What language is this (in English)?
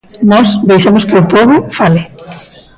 Galician